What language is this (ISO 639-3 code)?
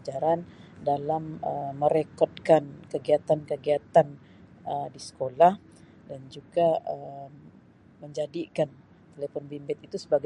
msi